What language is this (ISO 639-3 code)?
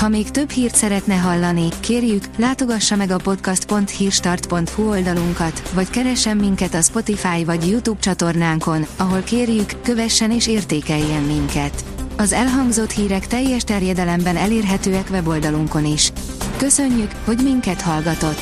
hun